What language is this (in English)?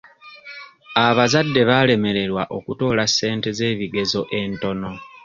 Ganda